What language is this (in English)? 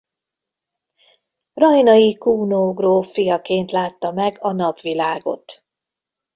Hungarian